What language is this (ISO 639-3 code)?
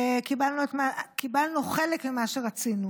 heb